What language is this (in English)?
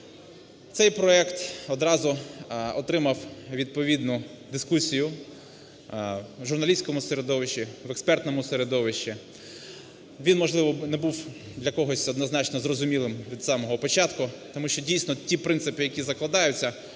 Ukrainian